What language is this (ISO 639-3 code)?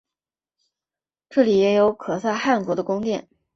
zho